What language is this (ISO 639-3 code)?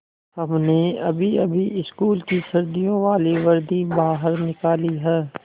hin